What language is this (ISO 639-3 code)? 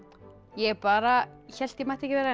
isl